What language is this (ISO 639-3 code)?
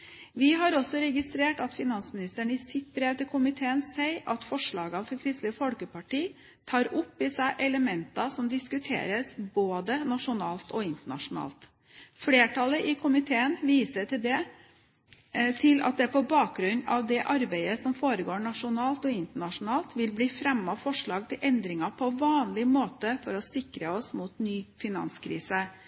nob